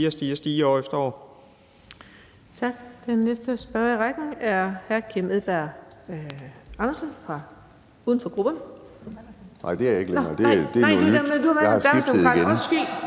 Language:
Danish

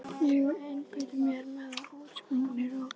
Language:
Icelandic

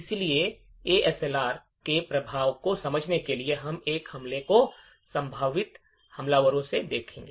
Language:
Hindi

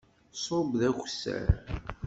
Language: Kabyle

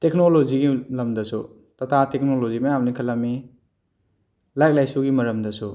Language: Manipuri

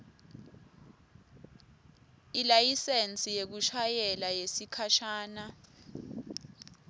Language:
Swati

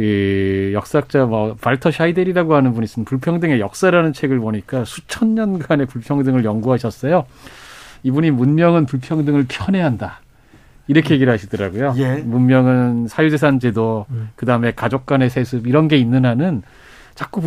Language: Korean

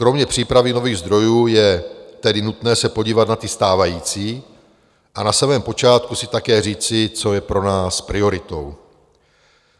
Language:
Czech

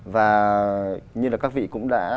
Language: Vietnamese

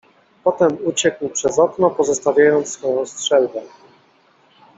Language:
Polish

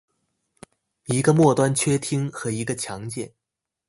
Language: Chinese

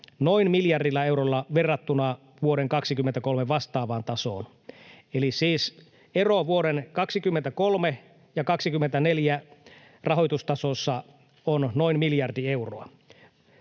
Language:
Finnish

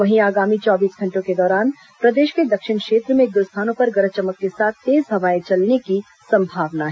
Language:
Hindi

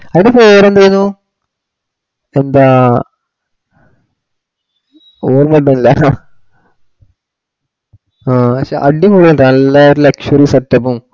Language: Malayalam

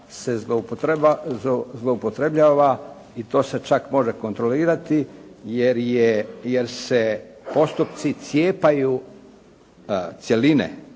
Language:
Croatian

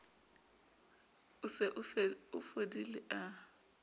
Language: Southern Sotho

